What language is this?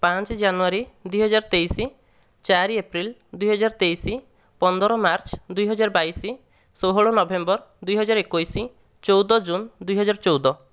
Odia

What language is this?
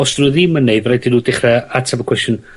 Welsh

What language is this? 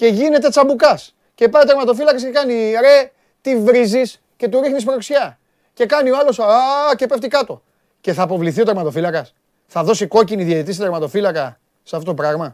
Greek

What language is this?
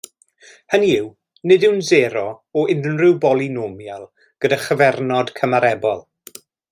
Welsh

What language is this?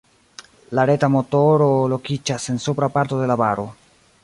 Esperanto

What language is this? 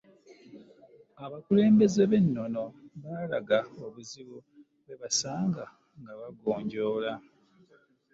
Ganda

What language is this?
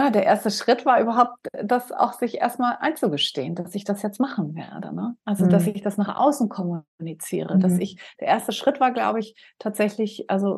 German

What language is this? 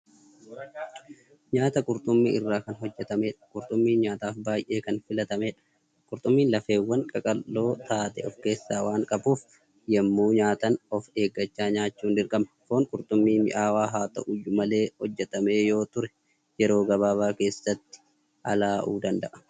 Oromo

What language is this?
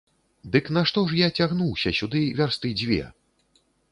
Belarusian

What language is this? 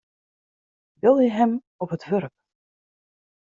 Western Frisian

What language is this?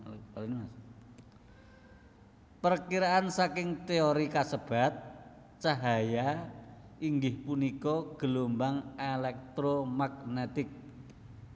Javanese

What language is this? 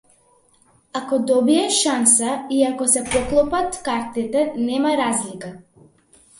Macedonian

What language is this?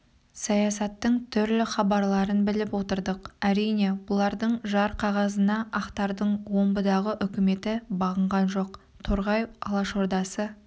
Kazakh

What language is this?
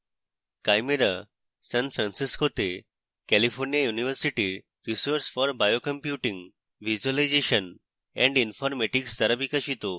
Bangla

